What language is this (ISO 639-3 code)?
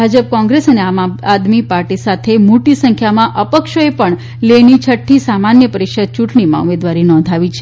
guj